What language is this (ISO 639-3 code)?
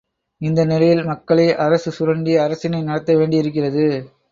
tam